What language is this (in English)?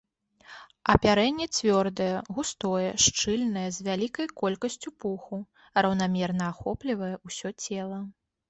Belarusian